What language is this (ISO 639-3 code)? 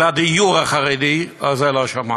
heb